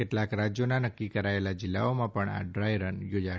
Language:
Gujarati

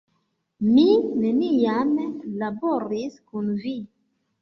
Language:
Esperanto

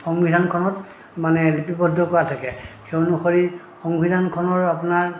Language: Assamese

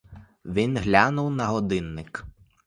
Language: Ukrainian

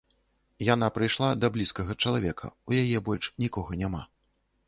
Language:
Belarusian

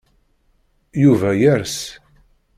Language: Kabyle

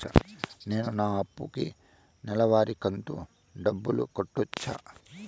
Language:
Telugu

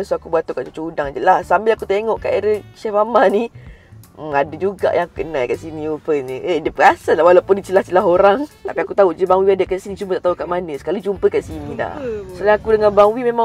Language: Malay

